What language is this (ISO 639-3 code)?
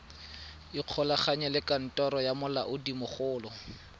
tsn